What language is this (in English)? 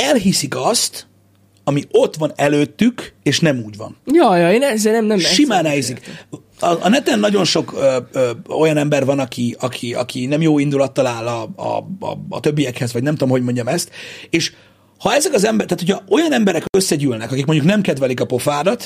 Hungarian